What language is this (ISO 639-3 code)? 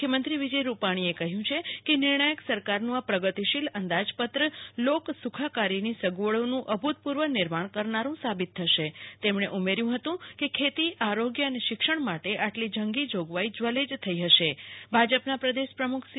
guj